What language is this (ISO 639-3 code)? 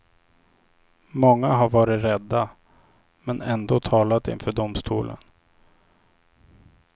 swe